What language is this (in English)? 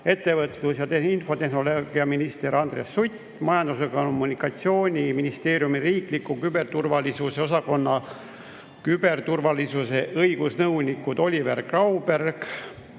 Estonian